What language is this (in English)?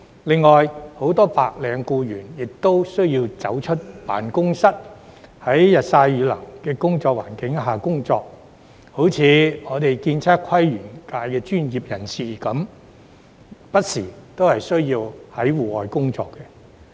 Cantonese